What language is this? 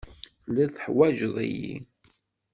Kabyle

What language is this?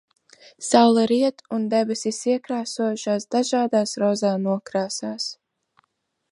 Latvian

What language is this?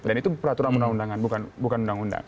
Indonesian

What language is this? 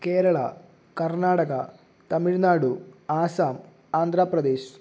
Malayalam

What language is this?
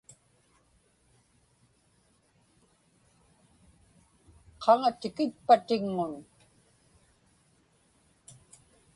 Inupiaq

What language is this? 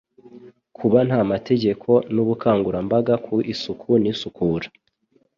Kinyarwanda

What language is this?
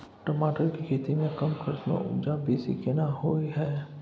Maithili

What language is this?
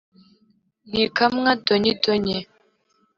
Kinyarwanda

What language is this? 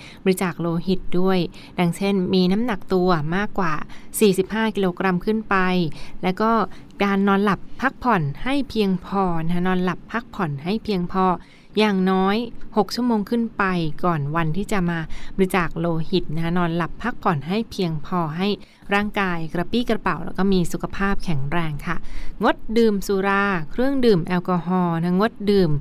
Thai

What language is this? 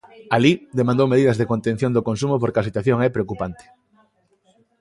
Galician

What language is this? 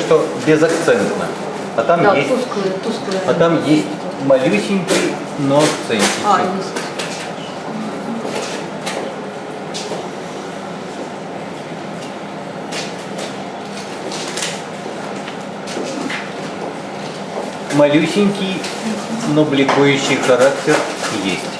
Russian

